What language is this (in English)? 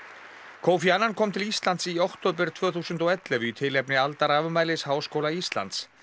Icelandic